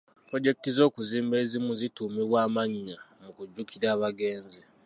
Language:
Ganda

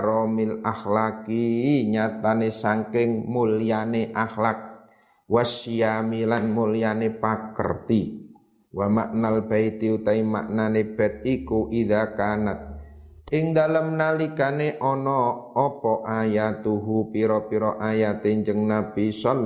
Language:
Indonesian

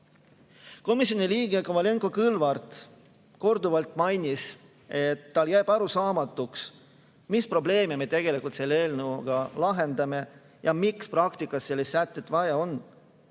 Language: Estonian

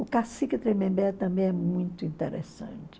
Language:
Portuguese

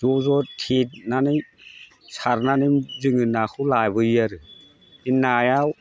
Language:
Bodo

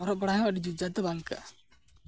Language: Santali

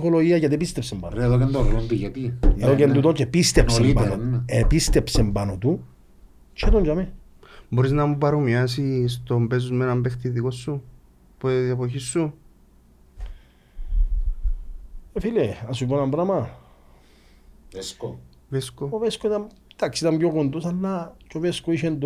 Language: Greek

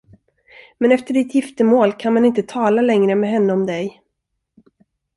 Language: Swedish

